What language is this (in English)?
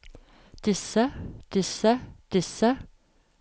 Norwegian